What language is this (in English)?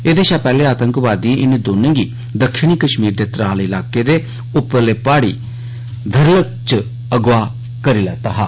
Dogri